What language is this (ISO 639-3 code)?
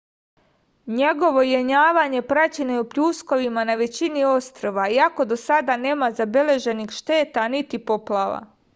srp